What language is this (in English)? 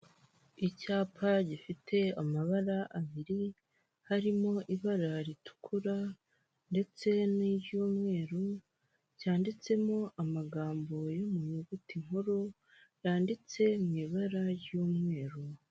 Kinyarwanda